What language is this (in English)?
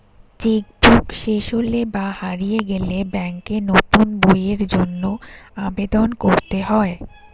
Bangla